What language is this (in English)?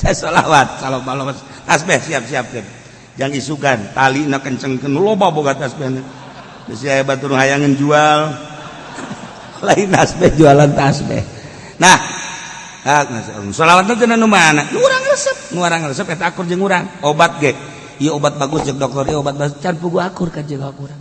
Indonesian